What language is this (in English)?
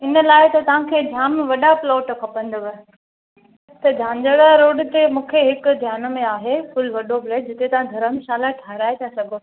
Sindhi